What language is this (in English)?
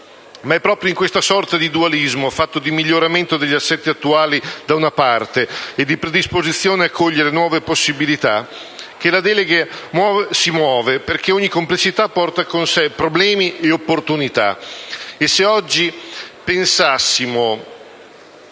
Italian